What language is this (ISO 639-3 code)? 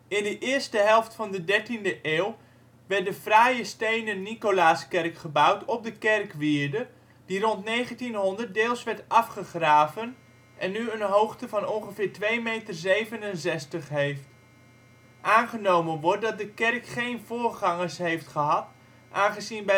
nld